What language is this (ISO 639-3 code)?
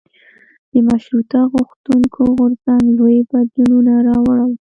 pus